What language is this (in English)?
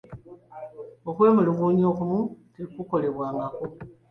Ganda